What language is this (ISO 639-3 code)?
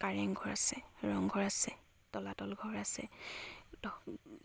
asm